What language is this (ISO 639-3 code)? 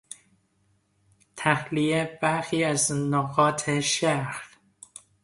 fas